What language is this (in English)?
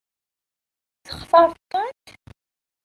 Kabyle